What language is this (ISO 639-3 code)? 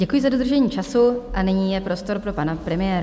ces